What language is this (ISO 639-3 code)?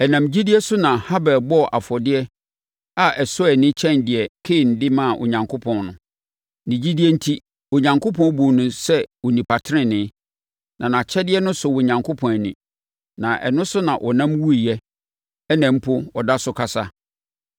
aka